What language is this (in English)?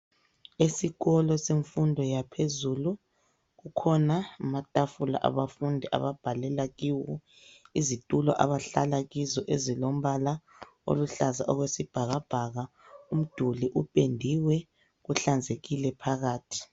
North Ndebele